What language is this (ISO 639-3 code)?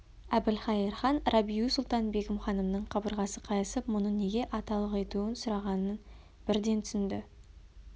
kaz